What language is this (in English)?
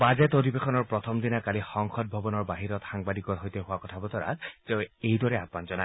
Assamese